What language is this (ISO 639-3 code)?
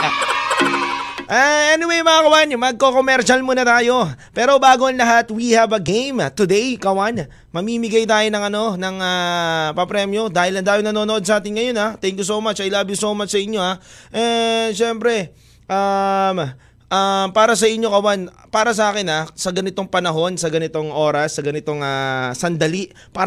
fil